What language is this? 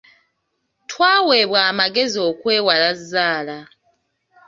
Ganda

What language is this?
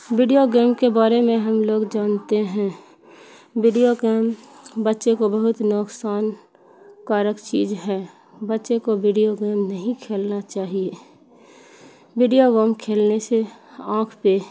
Urdu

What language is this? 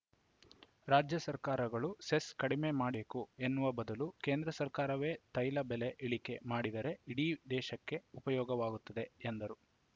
Kannada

